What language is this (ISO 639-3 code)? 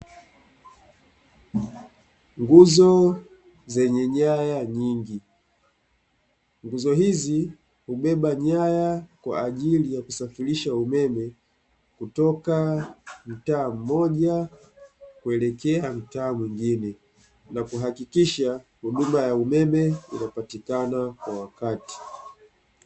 swa